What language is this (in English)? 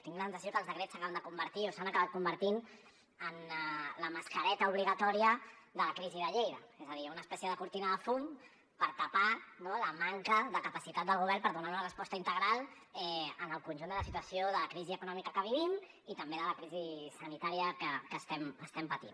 Catalan